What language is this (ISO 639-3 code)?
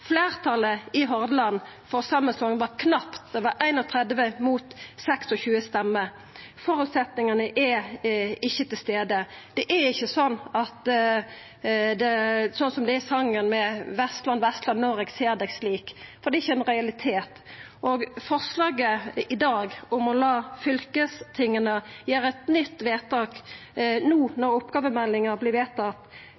nno